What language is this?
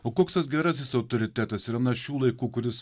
Lithuanian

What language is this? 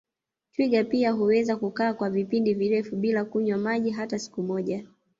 Swahili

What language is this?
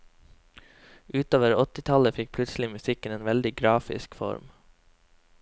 Norwegian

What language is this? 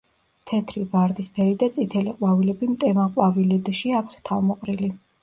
Georgian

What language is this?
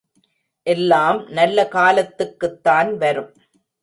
Tamil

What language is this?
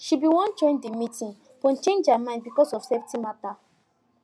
Nigerian Pidgin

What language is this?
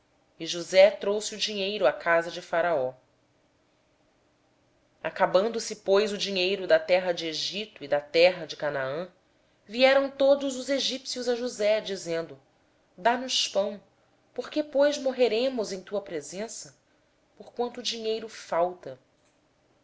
Portuguese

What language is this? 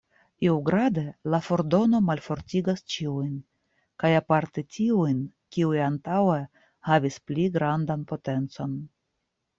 Esperanto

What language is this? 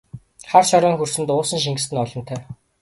Mongolian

